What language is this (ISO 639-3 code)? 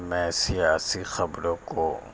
urd